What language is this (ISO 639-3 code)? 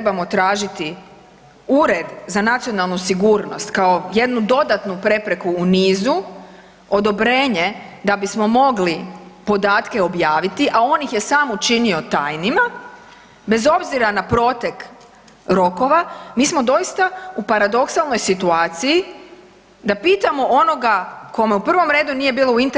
hrv